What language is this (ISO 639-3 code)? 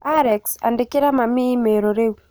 kik